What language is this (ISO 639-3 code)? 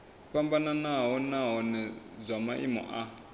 ven